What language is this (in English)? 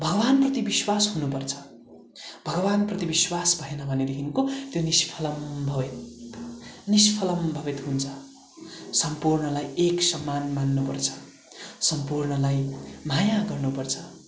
Nepali